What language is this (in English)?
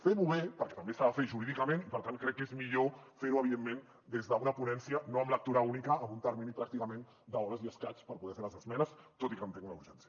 Catalan